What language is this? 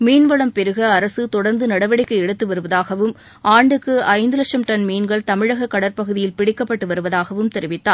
Tamil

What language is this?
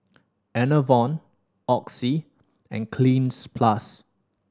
English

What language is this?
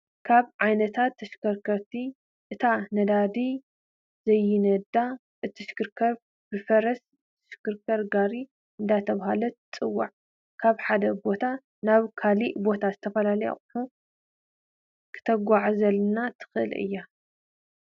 Tigrinya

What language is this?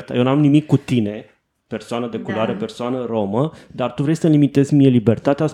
Romanian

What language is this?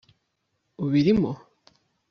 Kinyarwanda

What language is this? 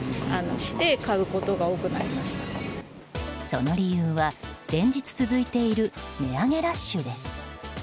Japanese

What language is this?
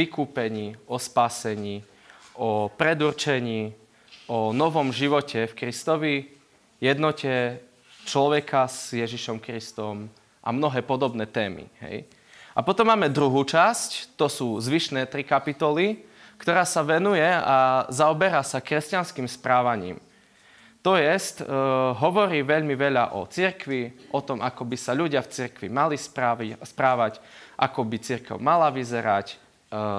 Slovak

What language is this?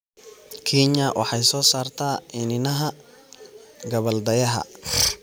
Somali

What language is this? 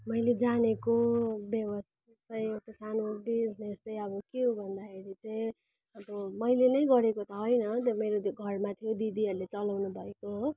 Nepali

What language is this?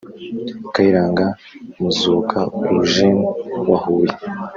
Kinyarwanda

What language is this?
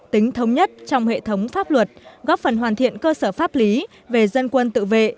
Vietnamese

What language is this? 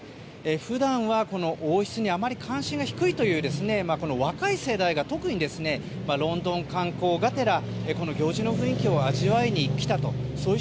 Japanese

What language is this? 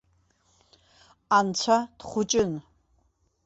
Abkhazian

